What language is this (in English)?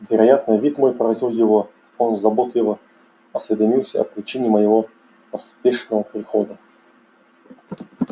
Russian